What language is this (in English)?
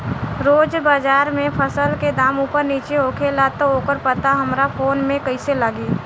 Bhojpuri